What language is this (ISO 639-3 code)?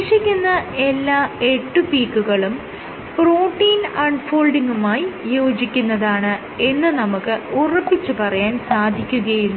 mal